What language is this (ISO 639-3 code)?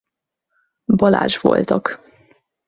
hun